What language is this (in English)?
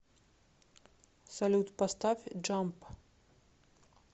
Russian